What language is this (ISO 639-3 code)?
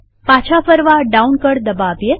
guj